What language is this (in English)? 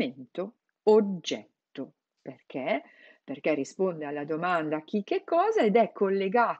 Italian